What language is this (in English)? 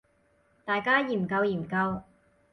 Cantonese